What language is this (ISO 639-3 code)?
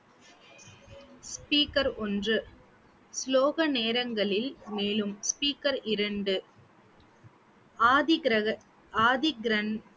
tam